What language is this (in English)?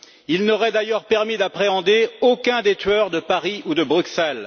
French